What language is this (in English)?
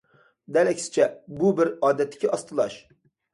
Uyghur